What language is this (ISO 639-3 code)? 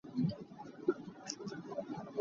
cnh